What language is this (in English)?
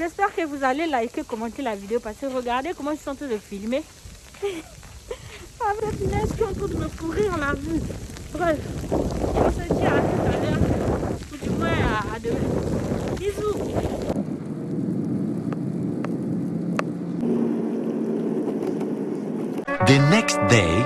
French